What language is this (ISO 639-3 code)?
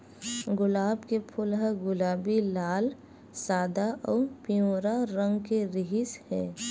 hne